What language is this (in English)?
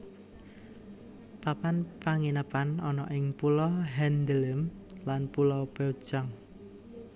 Javanese